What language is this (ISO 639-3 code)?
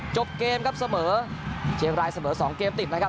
tha